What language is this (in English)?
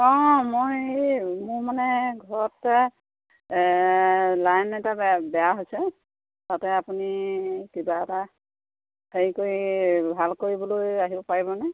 Assamese